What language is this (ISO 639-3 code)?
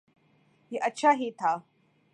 urd